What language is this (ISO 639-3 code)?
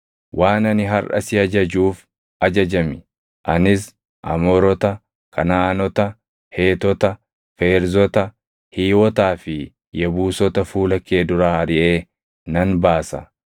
orm